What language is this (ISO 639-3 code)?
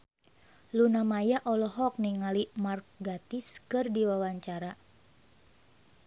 sun